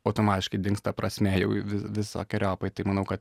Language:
Lithuanian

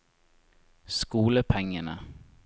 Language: Norwegian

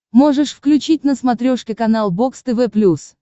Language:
Russian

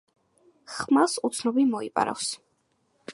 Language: Georgian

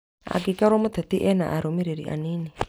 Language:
Kikuyu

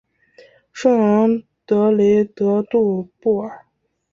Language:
Chinese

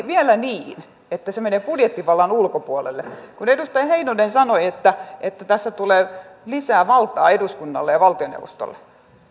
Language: Finnish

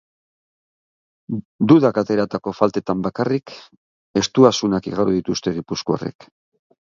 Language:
Basque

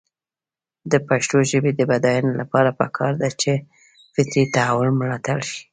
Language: Pashto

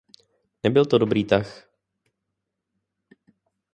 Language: Czech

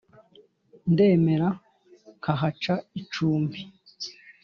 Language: Kinyarwanda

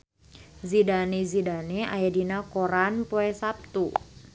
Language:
Sundanese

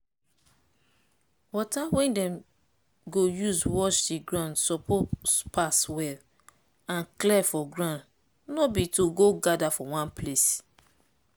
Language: Nigerian Pidgin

